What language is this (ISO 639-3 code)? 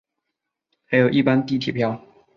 zho